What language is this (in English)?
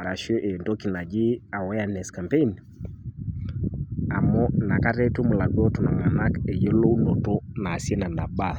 Masai